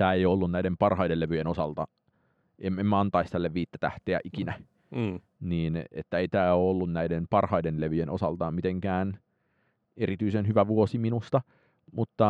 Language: Finnish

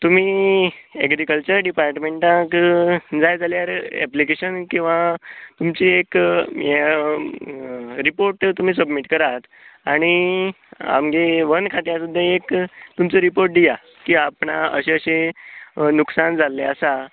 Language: Konkani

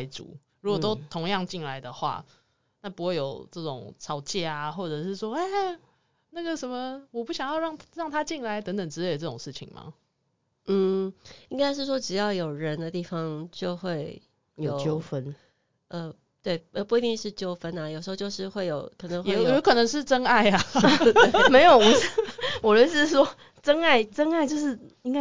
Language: Chinese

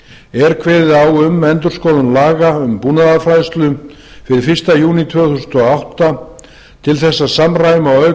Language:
Icelandic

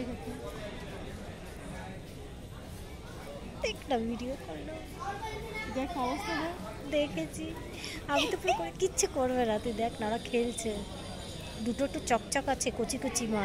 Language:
Arabic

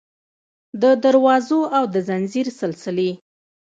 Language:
Pashto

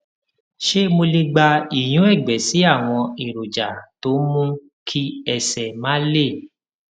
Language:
Yoruba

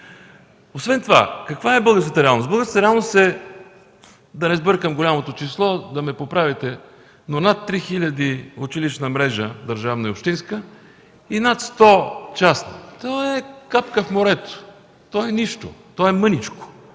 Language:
Bulgarian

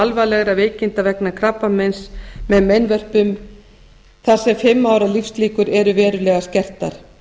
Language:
Icelandic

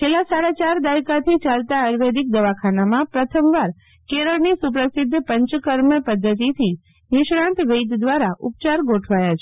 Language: Gujarati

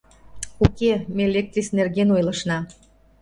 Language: Mari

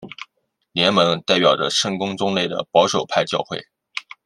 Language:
Chinese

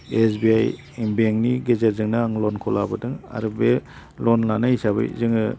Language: Bodo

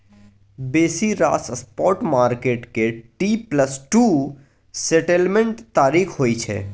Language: Maithili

